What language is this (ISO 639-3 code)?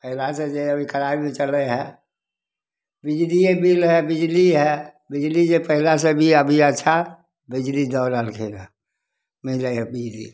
mai